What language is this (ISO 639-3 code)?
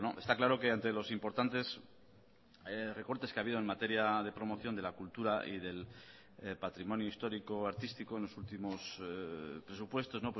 spa